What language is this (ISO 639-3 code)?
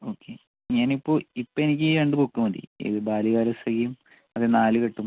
mal